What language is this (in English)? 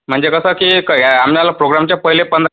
Marathi